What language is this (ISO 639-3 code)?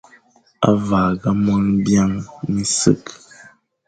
fan